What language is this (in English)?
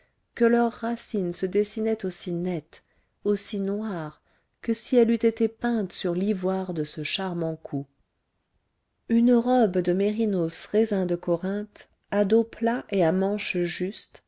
French